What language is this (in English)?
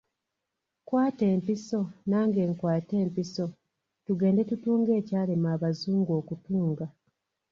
Ganda